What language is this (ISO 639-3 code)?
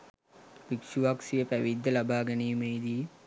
sin